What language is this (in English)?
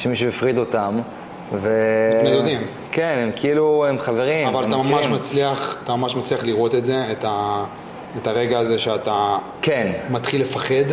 Hebrew